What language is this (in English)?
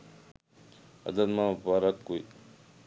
Sinhala